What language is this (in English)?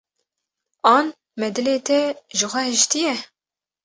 Kurdish